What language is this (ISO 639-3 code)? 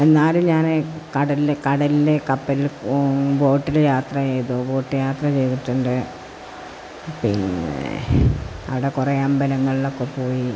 mal